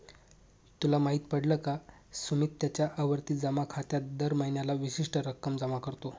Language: Marathi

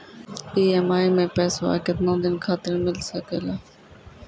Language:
Maithili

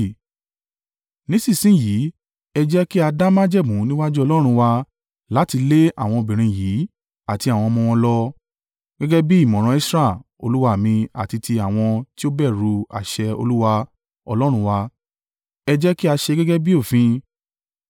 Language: Yoruba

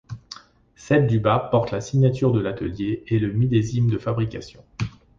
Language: French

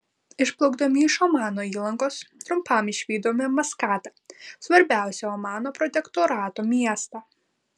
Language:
Lithuanian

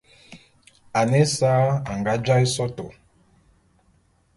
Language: Bulu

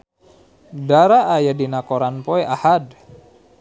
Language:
Sundanese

